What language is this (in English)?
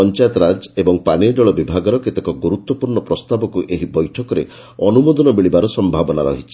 Odia